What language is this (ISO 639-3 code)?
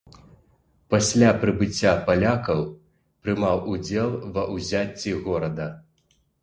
bel